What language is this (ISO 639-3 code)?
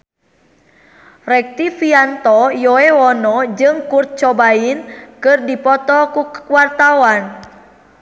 sun